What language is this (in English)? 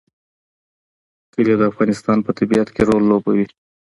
Pashto